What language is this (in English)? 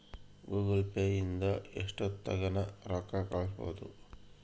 Kannada